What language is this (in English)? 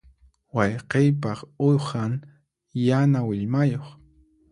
Puno Quechua